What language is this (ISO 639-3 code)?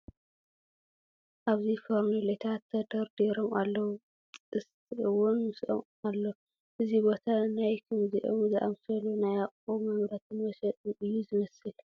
tir